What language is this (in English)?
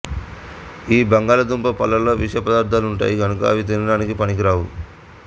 Telugu